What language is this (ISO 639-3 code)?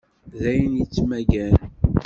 kab